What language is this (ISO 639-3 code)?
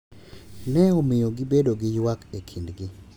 luo